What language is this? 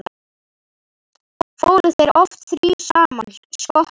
Icelandic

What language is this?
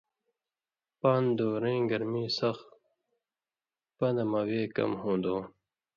Indus Kohistani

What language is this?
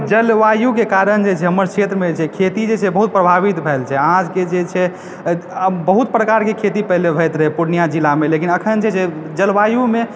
Maithili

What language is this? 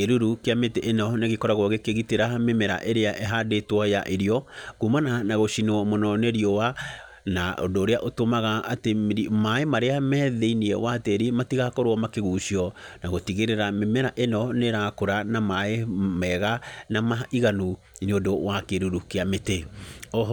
Kikuyu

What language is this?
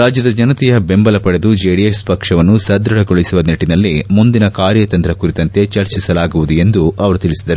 Kannada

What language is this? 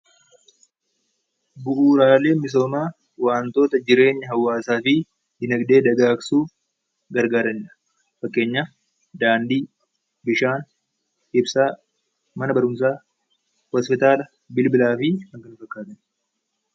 Oromo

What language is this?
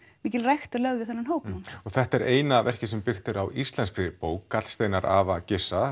Icelandic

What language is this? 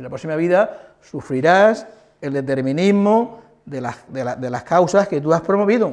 Spanish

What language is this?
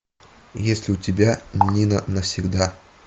Russian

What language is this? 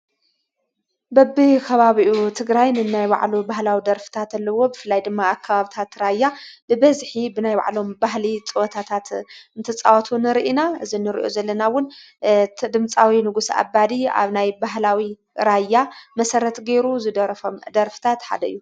Tigrinya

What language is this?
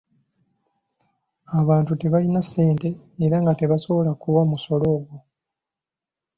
Ganda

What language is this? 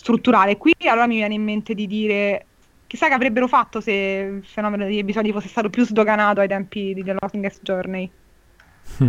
Italian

